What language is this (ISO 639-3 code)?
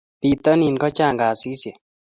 kln